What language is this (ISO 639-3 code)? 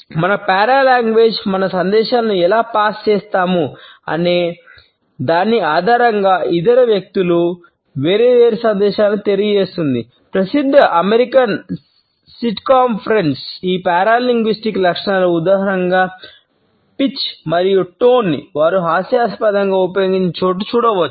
tel